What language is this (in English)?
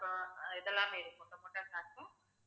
Tamil